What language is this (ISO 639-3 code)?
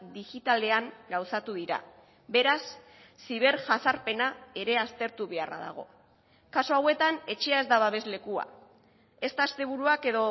eus